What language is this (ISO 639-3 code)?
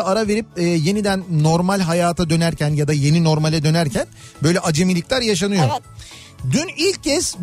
tur